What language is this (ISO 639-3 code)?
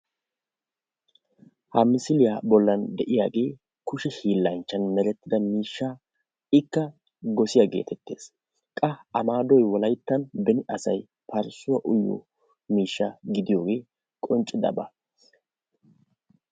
wal